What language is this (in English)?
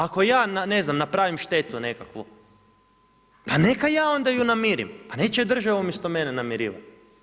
Croatian